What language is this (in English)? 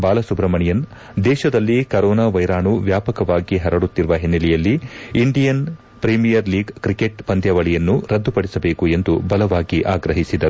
Kannada